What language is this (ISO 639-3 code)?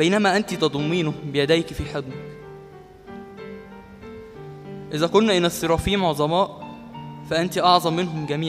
ara